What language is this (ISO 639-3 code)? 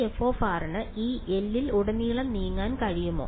mal